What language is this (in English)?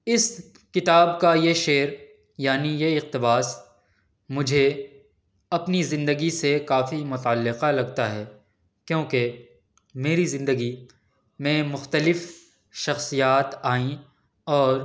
Urdu